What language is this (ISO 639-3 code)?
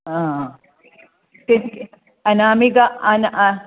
san